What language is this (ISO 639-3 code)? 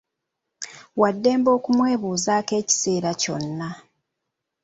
lug